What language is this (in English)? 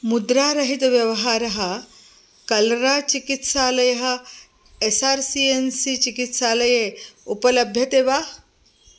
Sanskrit